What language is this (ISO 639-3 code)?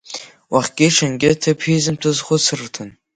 abk